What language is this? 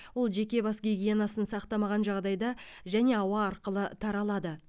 Kazakh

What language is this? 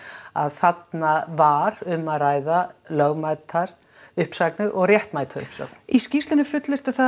Icelandic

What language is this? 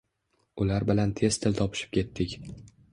Uzbek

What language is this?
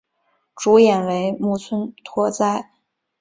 Chinese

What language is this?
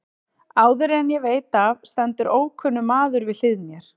Icelandic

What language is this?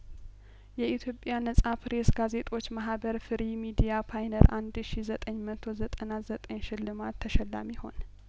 Amharic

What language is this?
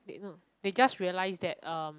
English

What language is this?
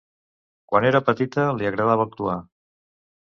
Catalan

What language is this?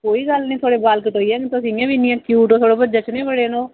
Dogri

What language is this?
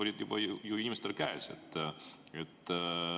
Estonian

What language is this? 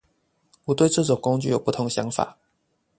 Chinese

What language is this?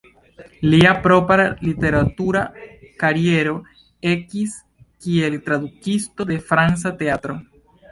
Esperanto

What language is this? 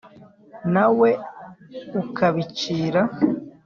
Kinyarwanda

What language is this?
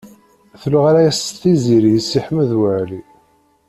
Kabyle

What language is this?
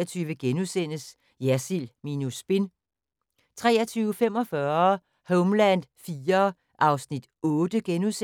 Danish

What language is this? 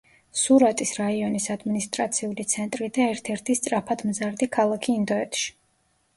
Georgian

